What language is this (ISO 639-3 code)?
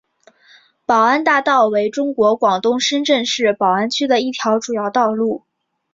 zho